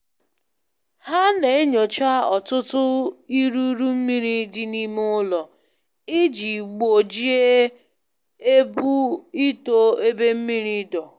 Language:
Igbo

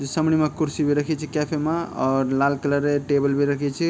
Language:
Garhwali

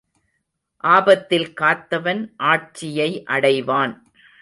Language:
Tamil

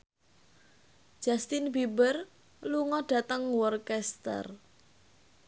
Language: Javanese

